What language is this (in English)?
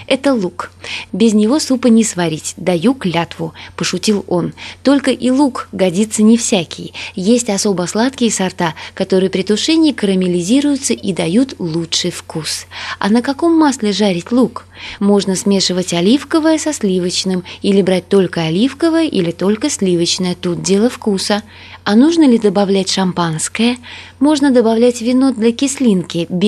Russian